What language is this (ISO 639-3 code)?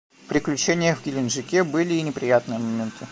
rus